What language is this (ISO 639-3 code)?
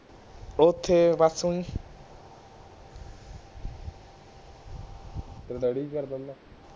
pan